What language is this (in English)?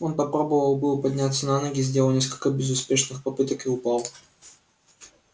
Russian